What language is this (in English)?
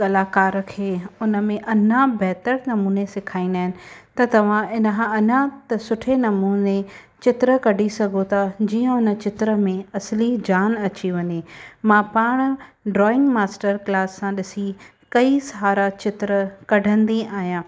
Sindhi